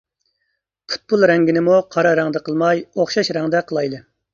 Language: Uyghur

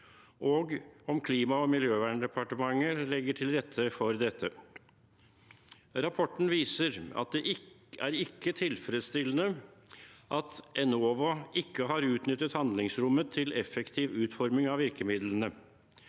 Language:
Norwegian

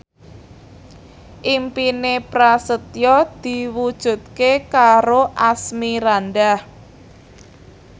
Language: Javanese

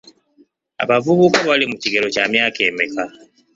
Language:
Ganda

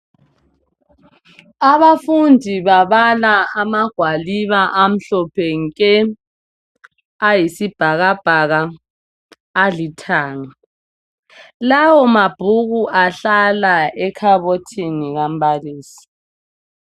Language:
North Ndebele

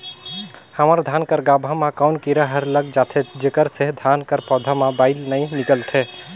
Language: Chhattisgarhi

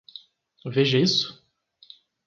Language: Portuguese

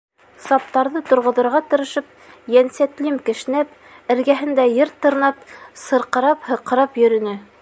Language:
Bashkir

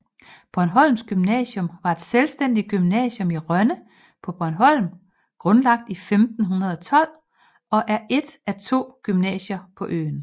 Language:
Danish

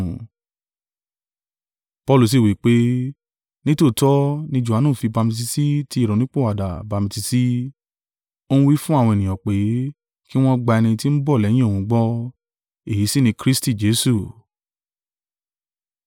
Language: Yoruba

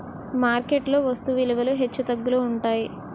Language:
Telugu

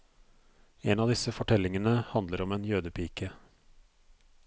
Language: Norwegian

